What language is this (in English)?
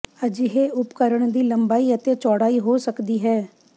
Punjabi